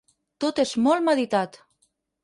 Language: Catalan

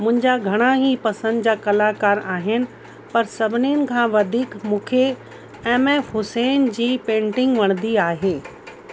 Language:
Sindhi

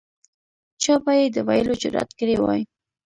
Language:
Pashto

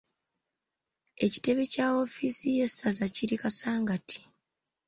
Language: Ganda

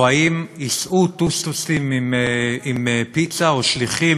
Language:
Hebrew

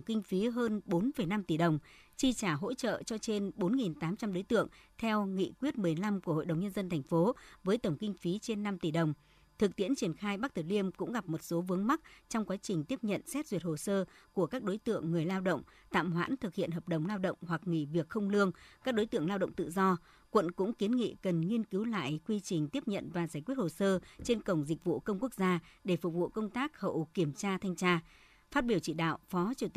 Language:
Vietnamese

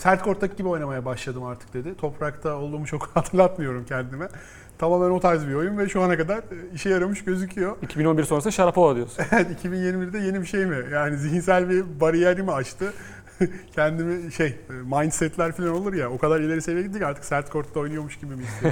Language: Turkish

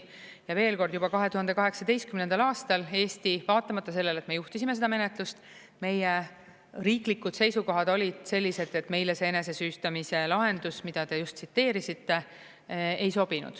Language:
Estonian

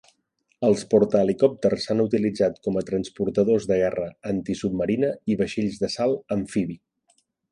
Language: Catalan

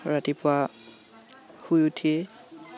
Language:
Assamese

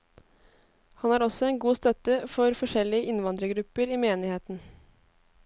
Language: Norwegian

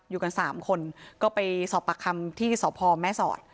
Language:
Thai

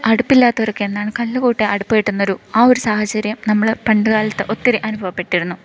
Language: Malayalam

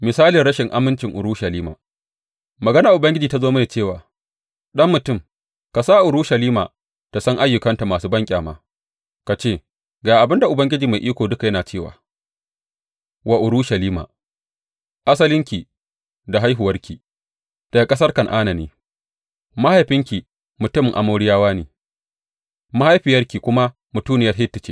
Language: Hausa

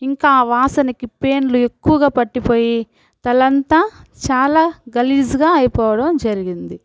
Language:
Telugu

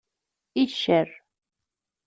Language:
Kabyle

